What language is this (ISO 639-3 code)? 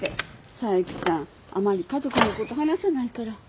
jpn